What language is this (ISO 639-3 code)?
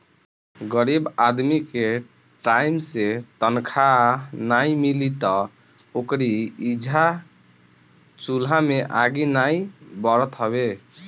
bho